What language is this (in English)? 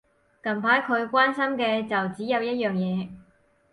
Cantonese